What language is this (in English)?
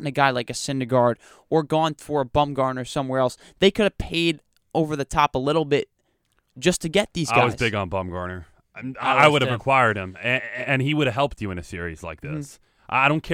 English